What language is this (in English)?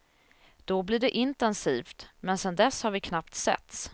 Swedish